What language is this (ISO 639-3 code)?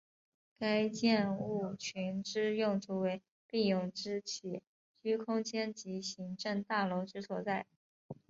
zho